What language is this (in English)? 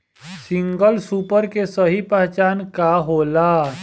Bhojpuri